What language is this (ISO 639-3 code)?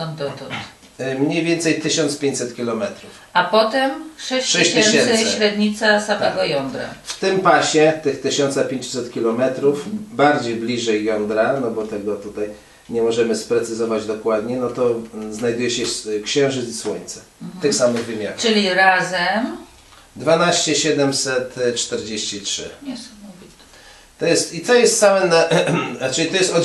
pol